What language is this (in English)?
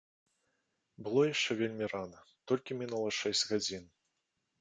Belarusian